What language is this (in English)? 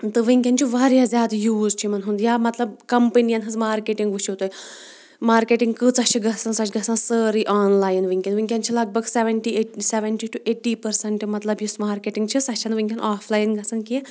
Kashmiri